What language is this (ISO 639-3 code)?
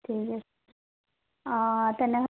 asm